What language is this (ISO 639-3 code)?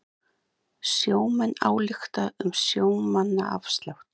isl